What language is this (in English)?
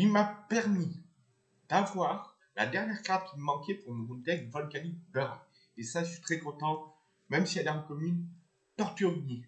French